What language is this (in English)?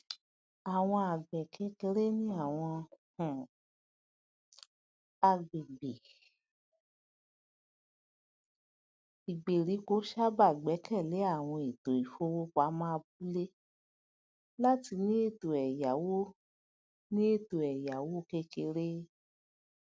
Yoruba